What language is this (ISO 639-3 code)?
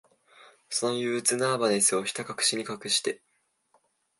jpn